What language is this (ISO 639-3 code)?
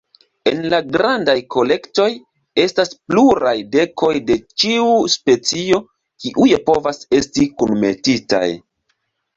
epo